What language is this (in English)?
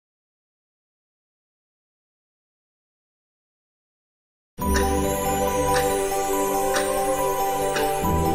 Indonesian